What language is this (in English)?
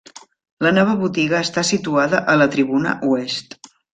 Catalan